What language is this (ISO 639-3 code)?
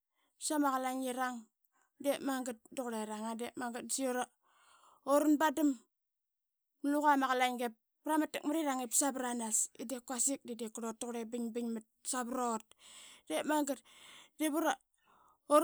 byx